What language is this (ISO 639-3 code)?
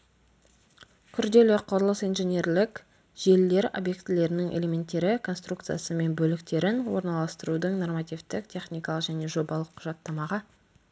kaz